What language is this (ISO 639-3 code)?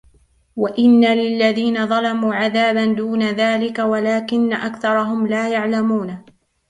ara